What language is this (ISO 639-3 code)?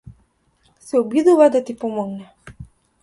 mkd